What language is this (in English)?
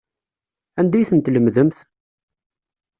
Kabyle